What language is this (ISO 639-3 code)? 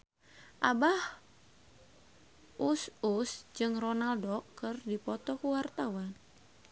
sun